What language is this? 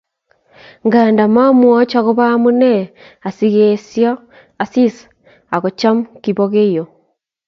Kalenjin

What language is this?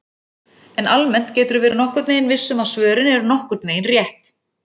Icelandic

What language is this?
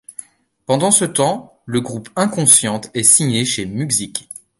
French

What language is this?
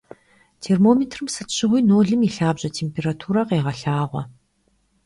Kabardian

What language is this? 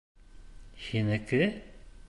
Bashkir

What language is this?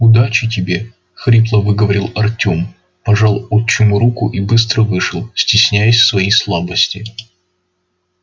Russian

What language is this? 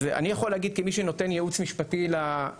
Hebrew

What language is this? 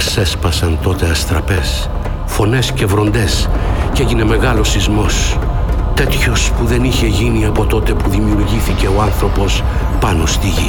Greek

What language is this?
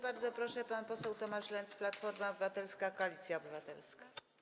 Polish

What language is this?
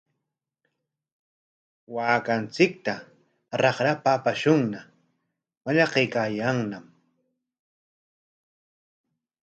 Corongo Ancash Quechua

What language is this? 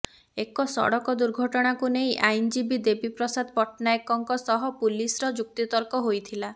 Odia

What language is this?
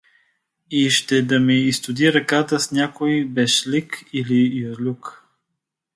Bulgarian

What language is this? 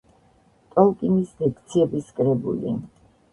Georgian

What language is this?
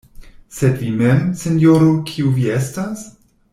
Esperanto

